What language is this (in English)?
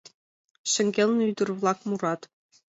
Mari